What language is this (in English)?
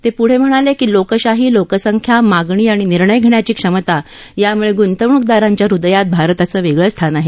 Marathi